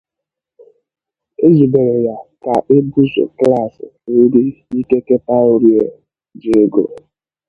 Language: Igbo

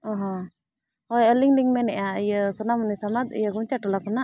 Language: Santali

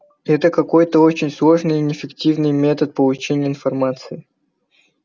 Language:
Russian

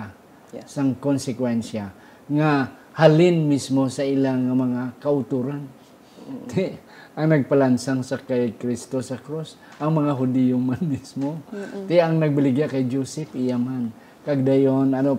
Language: Filipino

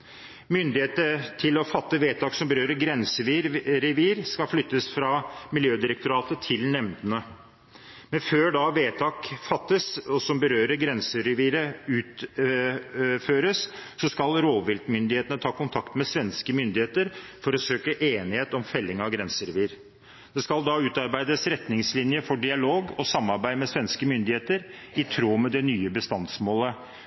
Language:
Norwegian Bokmål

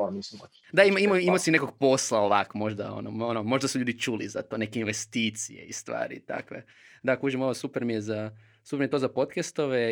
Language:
Croatian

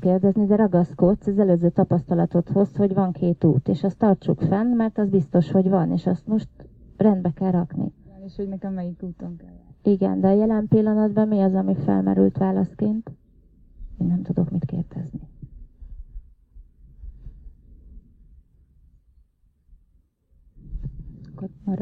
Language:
Hungarian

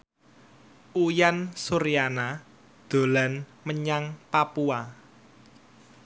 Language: Javanese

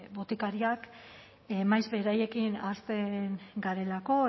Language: Basque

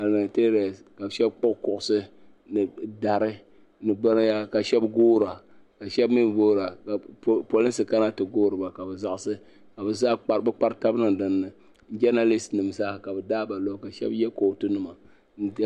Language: Dagbani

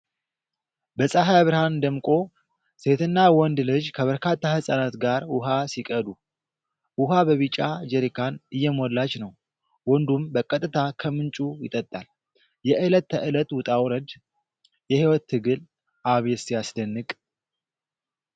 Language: Amharic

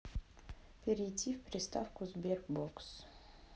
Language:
Russian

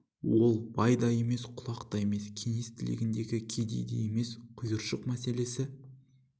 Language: Kazakh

